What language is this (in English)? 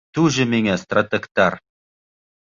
Bashkir